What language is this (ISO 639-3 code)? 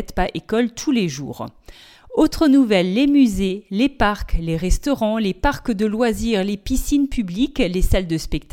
fra